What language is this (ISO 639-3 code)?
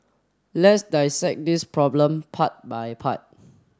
eng